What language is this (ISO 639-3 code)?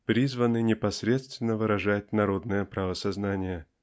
rus